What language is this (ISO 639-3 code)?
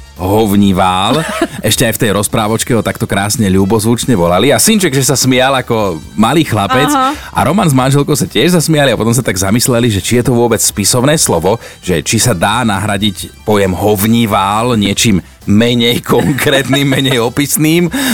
slk